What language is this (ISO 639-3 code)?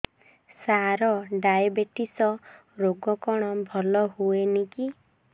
ori